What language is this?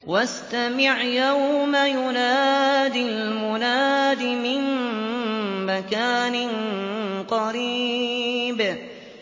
Arabic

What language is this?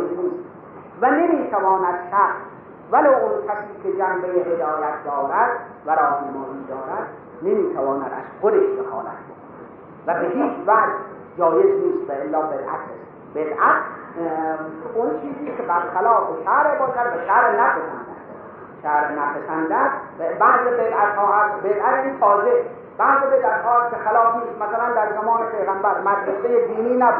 Persian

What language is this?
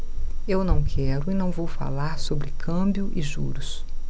Portuguese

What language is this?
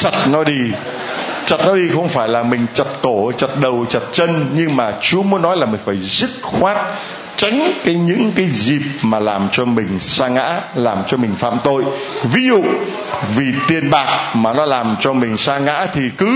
Vietnamese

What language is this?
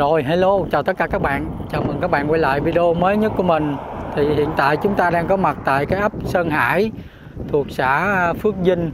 Vietnamese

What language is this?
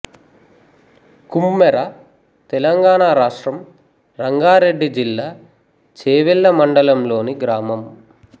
Telugu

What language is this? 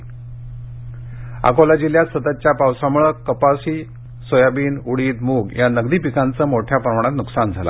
Marathi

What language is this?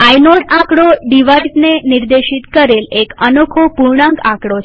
Gujarati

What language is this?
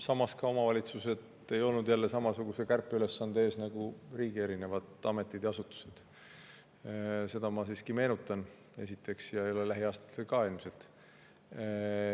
Estonian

